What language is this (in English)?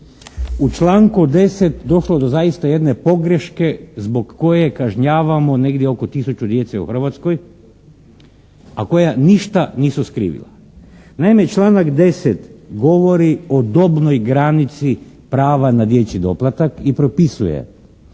Croatian